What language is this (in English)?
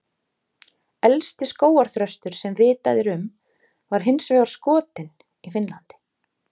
Icelandic